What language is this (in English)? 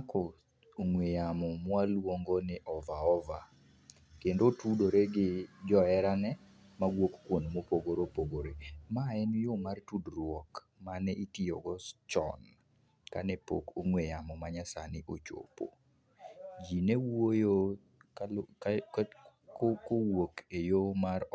Luo (Kenya and Tanzania)